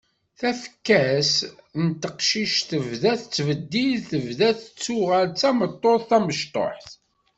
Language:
Kabyle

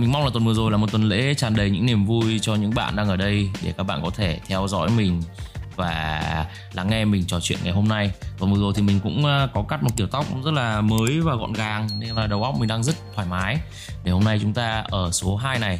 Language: Vietnamese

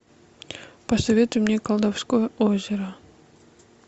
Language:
Russian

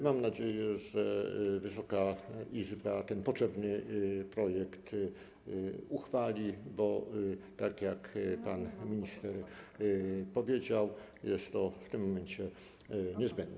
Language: Polish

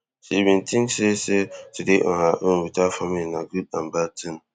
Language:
Nigerian Pidgin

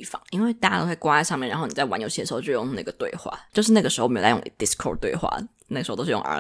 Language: Chinese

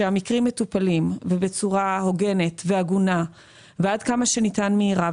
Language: Hebrew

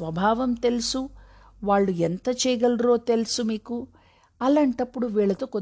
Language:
Telugu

